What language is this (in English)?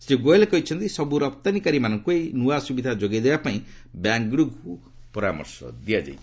Odia